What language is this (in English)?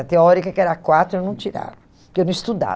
Portuguese